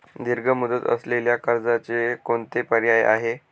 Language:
Marathi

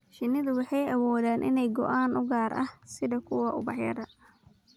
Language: Somali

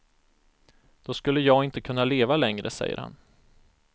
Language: Swedish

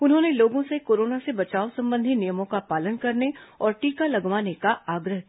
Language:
Hindi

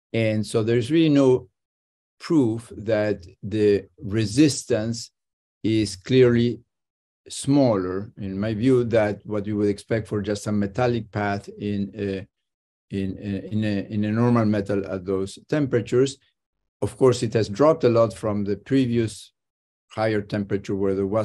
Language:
English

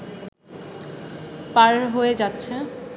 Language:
Bangla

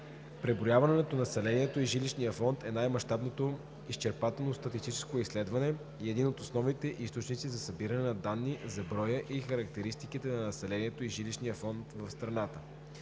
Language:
Bulgarian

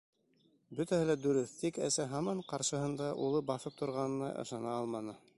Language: Bashkir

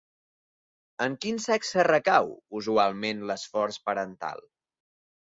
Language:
Catalan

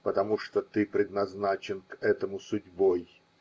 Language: Russian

